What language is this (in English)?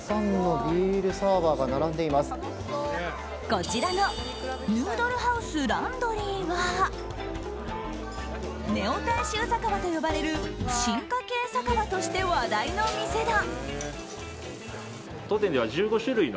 Japanese